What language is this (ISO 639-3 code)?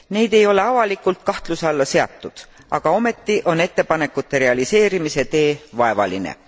est